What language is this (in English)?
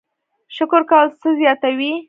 Pashto